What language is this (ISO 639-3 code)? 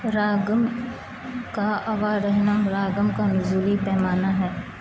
urd